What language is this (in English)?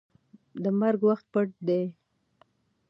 Pashto